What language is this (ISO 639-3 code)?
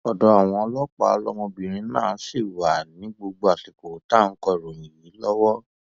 yor